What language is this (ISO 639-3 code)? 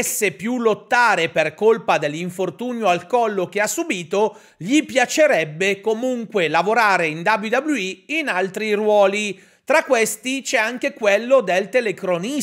ita